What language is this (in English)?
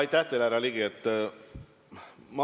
Estonian